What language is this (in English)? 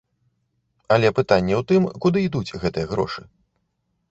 Belarusian